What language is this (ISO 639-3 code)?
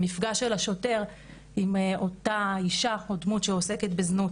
heb